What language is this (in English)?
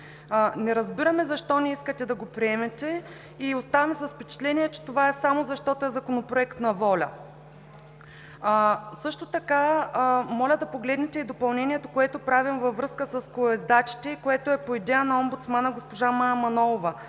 Bulgarian